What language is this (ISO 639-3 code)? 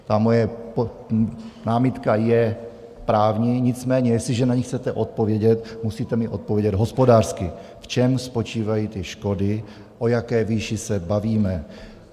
ces